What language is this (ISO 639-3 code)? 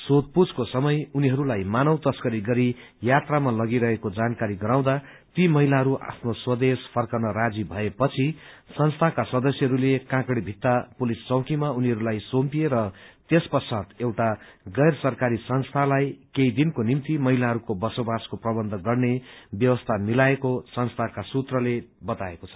nep